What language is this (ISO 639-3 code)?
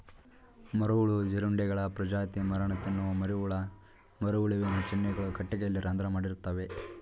kan